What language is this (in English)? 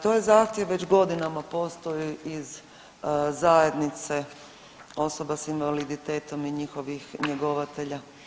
Croatian